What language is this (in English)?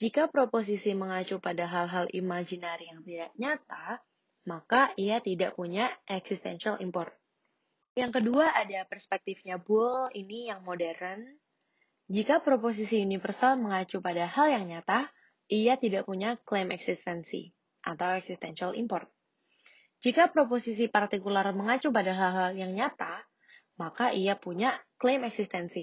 Indonesian